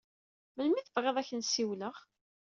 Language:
Kabyle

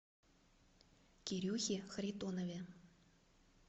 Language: Russian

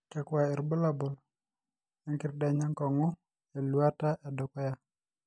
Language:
Masai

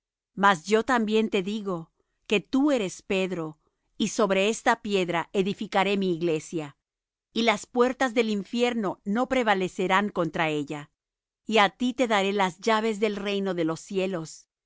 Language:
Spanish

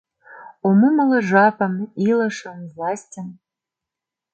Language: Mari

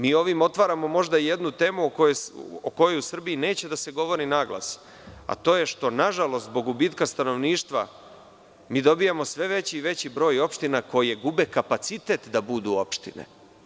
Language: Serbian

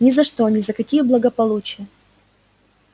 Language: Russian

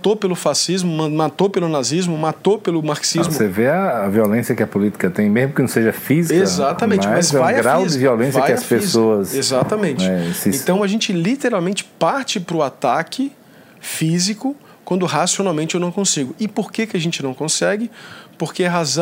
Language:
Portuguese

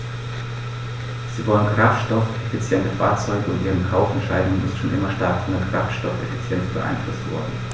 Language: German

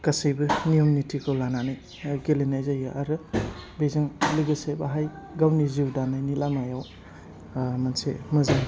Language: Bodo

